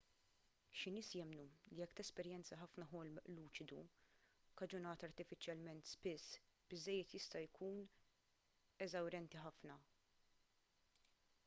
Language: Maltese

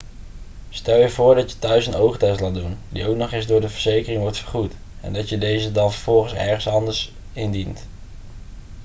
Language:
Dutch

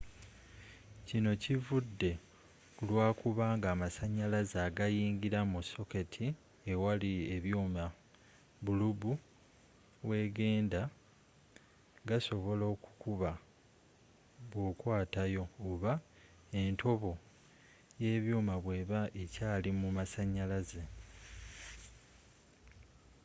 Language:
Ganda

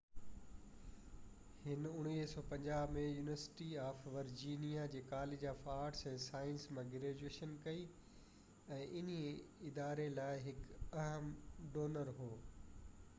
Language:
Sindhi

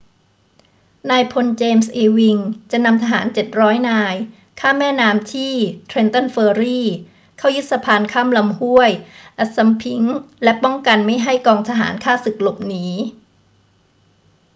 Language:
Thai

